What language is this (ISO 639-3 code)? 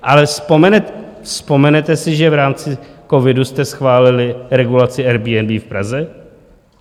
ces